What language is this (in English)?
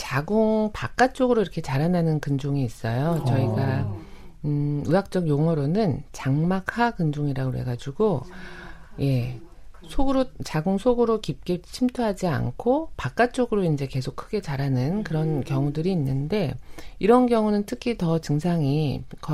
Korean